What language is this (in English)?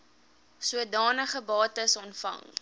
Afrikaans